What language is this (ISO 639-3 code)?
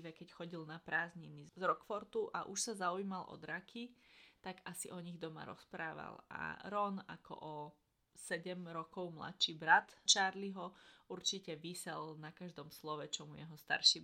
slk